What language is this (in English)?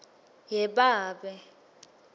Swati